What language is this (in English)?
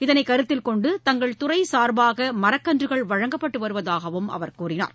Tamil